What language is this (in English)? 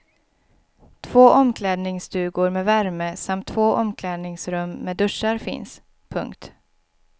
Swedish